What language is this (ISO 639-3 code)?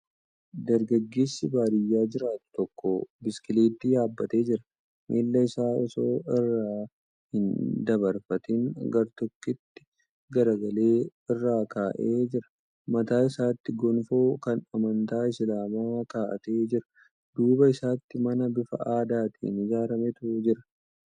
orm